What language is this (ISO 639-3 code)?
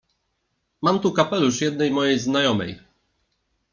pol